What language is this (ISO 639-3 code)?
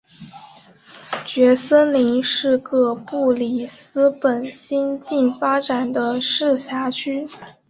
zho